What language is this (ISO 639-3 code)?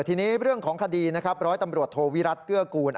tha